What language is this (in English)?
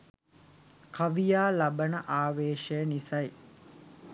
Sinhala